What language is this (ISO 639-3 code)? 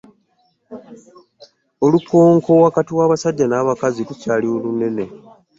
lug